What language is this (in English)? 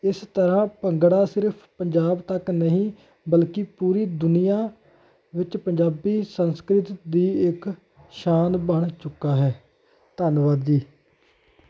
Punjabi